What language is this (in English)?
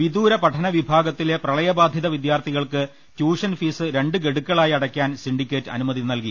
Malayalam